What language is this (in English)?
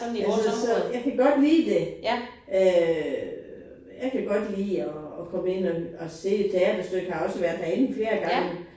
Danish